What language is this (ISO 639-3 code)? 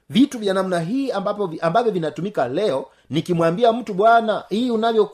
swa